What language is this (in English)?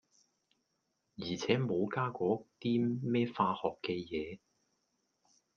Cantonese